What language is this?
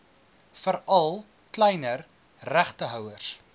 Afrikaans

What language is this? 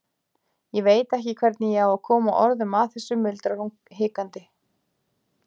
Icelandic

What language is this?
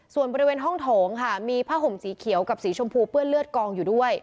Thai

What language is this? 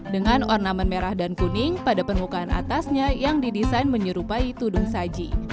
Indonesian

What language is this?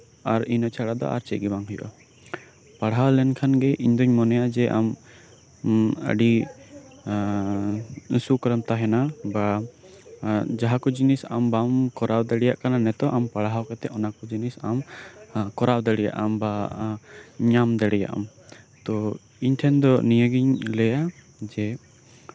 Santali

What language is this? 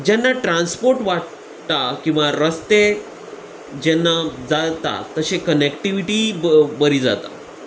Konkani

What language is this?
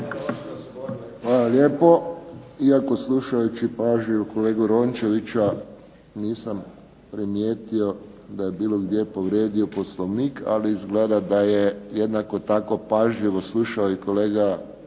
Croatian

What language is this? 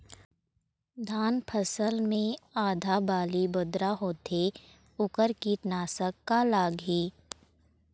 Chhattisgarhi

